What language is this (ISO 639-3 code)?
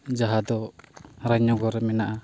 sat